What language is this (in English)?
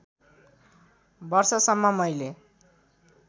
Nepali